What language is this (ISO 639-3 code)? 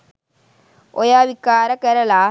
sin